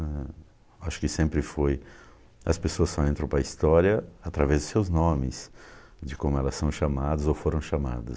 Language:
Portuguese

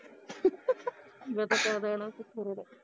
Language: Punjabi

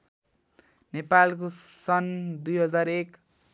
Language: Nepali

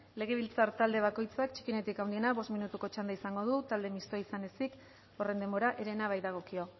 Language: Basque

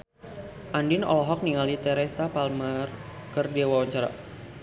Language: Sundanese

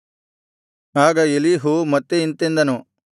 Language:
Kannada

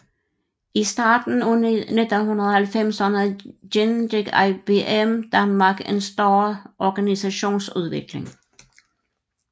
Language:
Danish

